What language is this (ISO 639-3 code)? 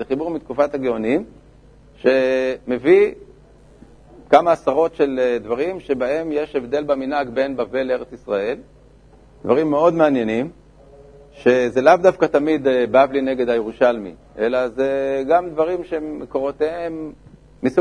heb